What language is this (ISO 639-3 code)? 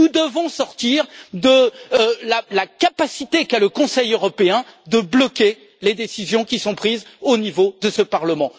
fra